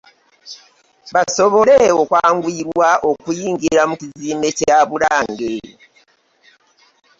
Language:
Ganda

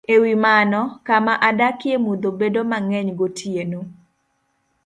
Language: Luo (Kenya and Tanzania)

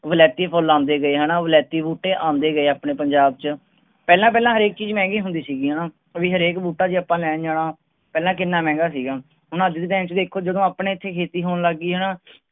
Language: Punjabi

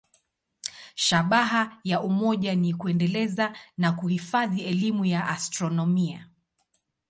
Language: Swahili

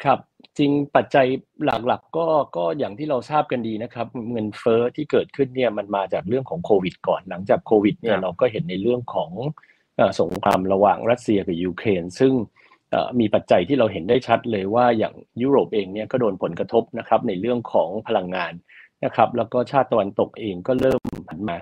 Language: Thai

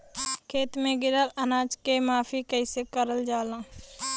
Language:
Bhojpuri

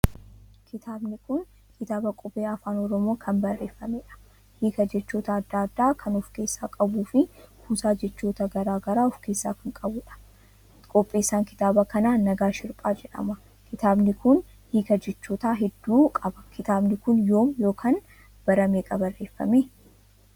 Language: Oromo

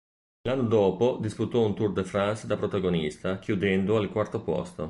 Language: Italian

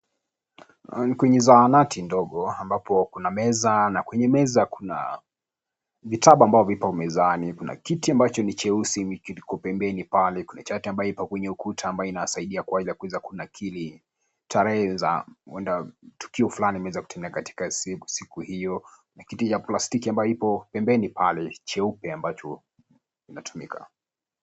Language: Swahili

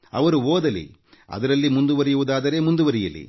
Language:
Kannada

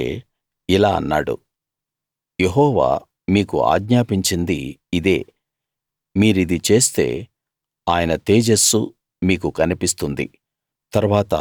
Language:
Telugu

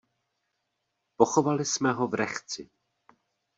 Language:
Czech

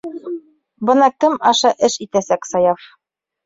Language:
Bashkir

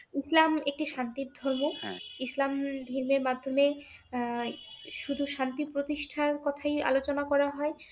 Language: Bangla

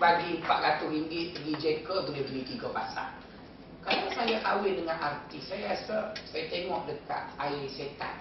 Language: Malay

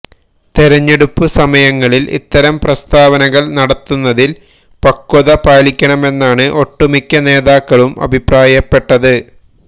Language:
Malayalam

